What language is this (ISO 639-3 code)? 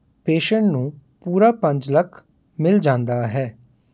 pan